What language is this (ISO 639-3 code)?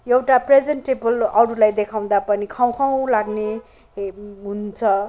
nep